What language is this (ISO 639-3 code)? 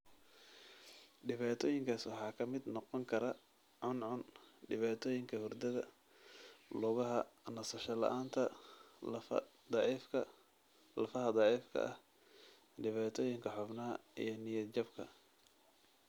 som